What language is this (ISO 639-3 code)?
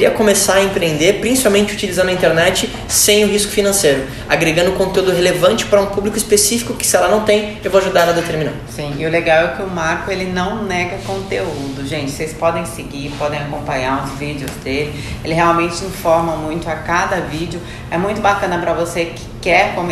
por